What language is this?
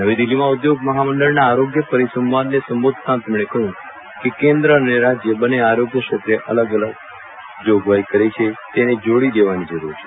Gujarati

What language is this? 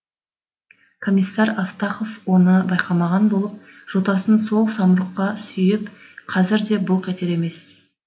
Kazakh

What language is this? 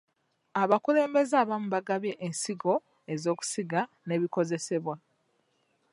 Ganda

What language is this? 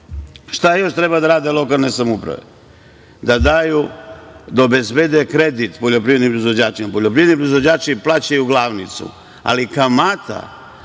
Serbian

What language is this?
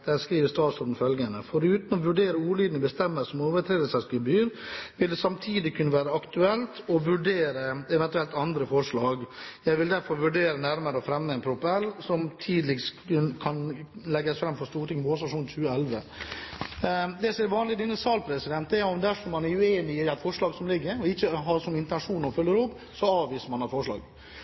Norwegian Bokmål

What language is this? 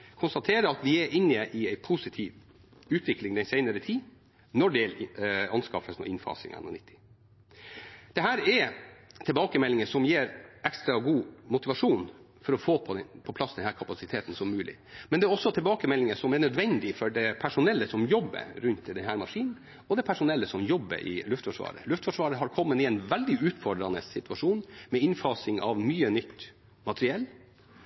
Norwegian Bokmål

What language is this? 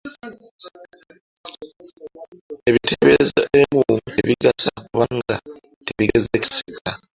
Ganda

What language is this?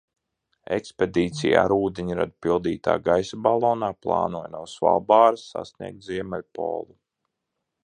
Latvian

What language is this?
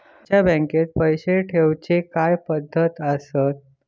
Marathi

